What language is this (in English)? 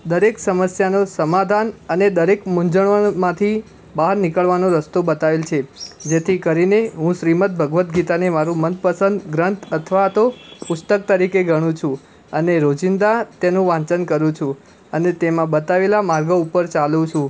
Gujarati